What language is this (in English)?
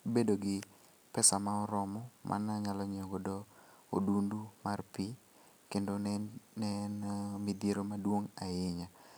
Luo (Kenya and Tanzania)